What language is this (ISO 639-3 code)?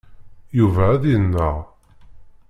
kab